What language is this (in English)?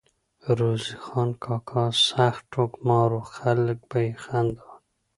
Pashto